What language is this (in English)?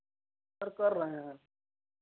Hindi